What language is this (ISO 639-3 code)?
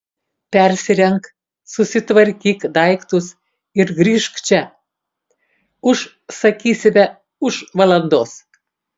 lit